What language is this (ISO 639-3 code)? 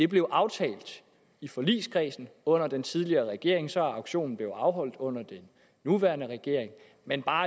dan